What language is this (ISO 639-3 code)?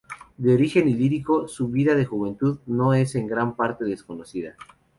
spa